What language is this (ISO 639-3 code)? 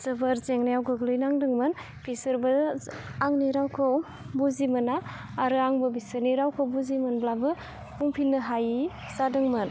brx